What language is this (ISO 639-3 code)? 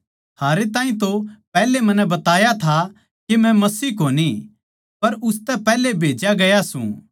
bgc